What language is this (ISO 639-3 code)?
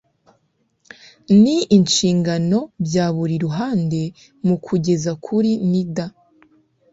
kin